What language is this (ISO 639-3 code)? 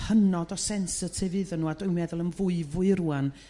cym